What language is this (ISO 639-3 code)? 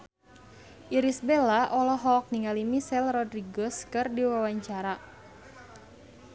sun